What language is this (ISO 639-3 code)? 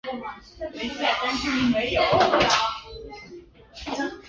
zho